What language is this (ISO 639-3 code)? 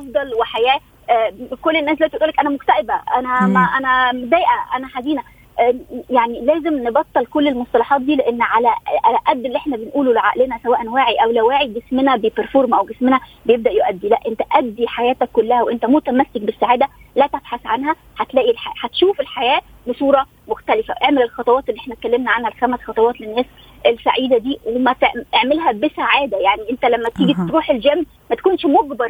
ara